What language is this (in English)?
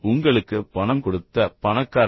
Tamil